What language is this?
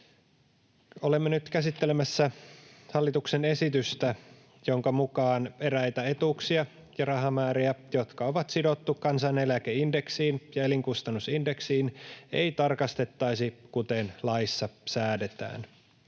Finnish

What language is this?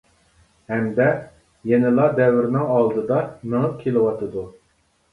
Uyghur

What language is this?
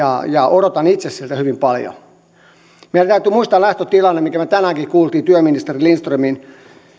Finnish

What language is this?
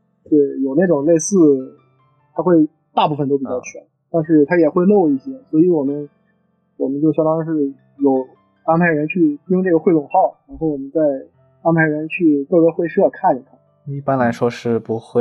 Chinese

